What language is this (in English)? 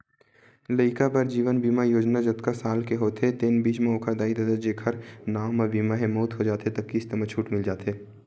Chhattisgarhi